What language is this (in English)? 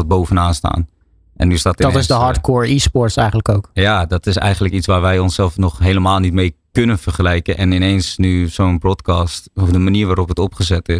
Dutch